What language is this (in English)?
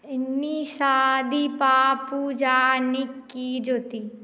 Maithili